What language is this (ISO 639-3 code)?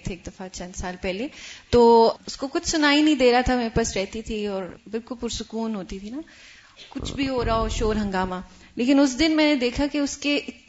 urd